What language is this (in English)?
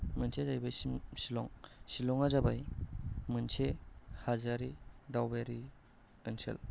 Bodo